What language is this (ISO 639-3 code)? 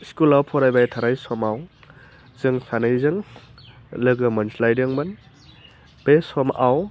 brx